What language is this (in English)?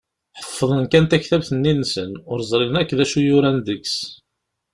Kabyle